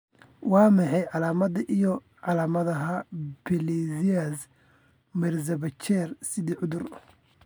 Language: Somali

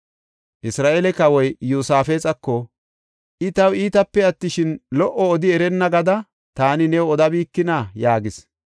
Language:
Gofa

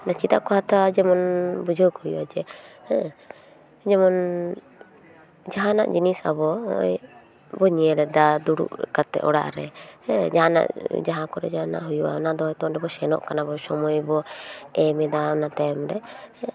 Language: Santali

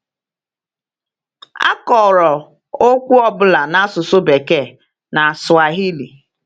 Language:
Igbo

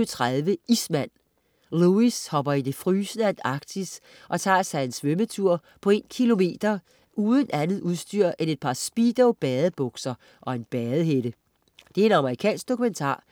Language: Danish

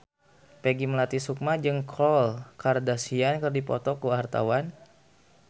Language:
Sundanese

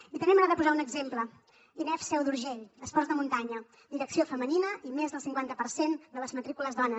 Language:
Catalan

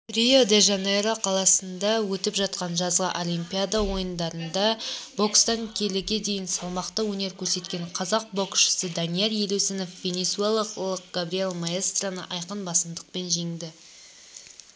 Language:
Kazakh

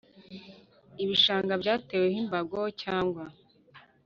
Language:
Kinyarwanda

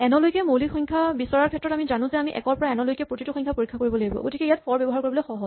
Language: Assamese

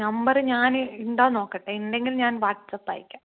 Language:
Malayalam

